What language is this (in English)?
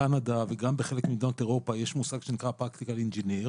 Hebrew